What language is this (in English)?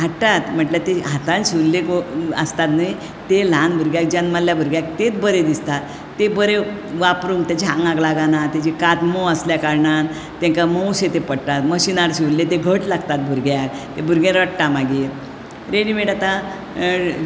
Konkani